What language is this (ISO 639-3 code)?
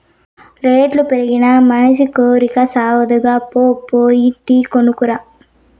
tel